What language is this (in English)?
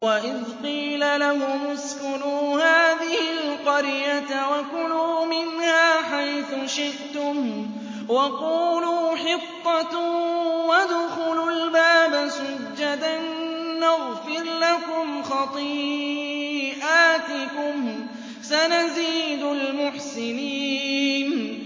Arabic